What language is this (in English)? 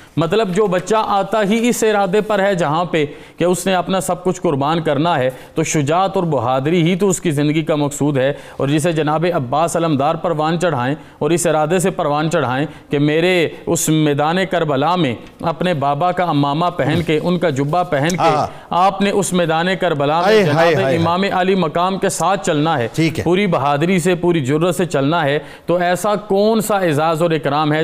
Urdu